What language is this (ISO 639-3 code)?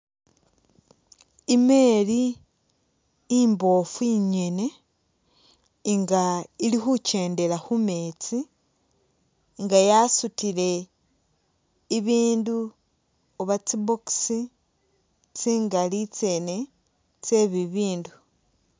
myx